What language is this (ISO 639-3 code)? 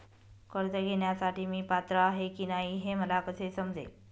mar